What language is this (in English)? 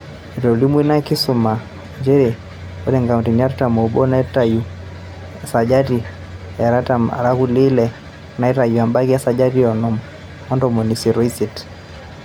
Masai